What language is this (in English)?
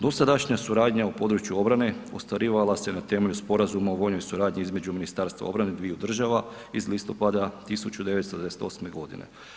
Croatian